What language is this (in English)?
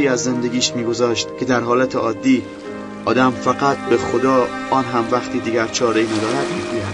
Persian